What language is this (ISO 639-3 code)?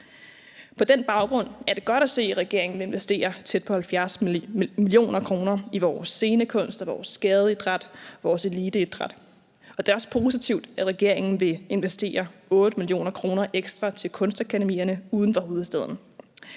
dan